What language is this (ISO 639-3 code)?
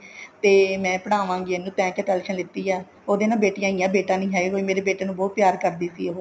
pan